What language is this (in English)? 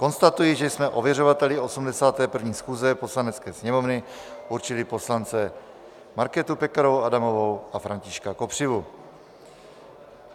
Czech